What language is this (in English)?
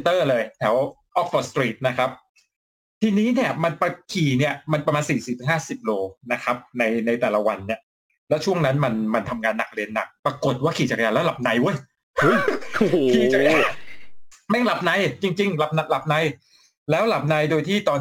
Thai